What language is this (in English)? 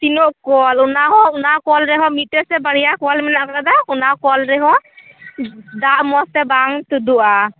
Santali